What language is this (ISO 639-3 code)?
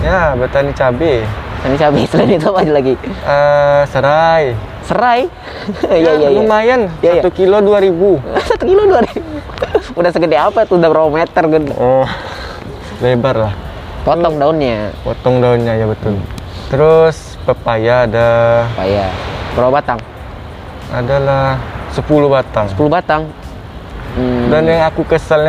ind